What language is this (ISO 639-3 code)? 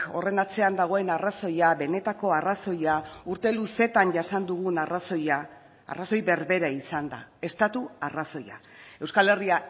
eus